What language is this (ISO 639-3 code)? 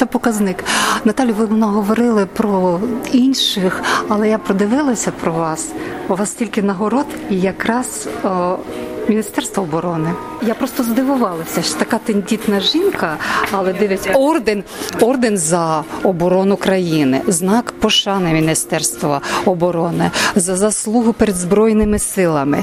ukr